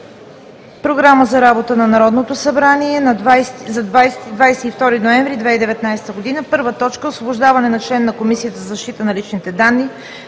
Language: Bulgarian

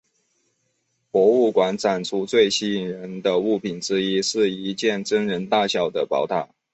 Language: Chinese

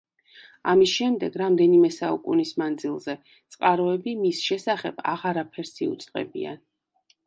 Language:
Georgian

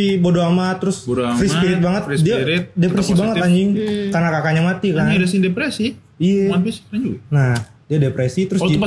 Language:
Indonesian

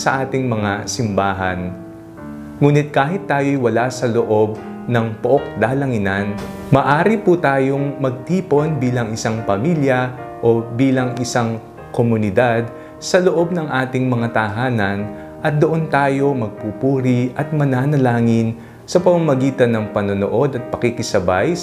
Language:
Filipino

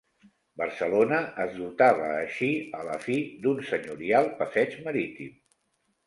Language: Catalan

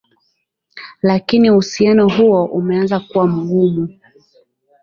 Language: Swahili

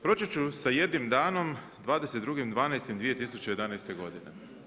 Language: Croatian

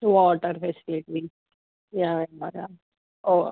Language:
Telugu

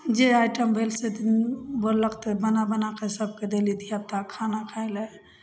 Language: Maithili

